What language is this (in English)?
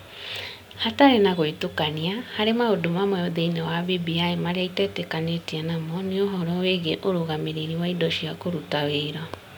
Kikuyu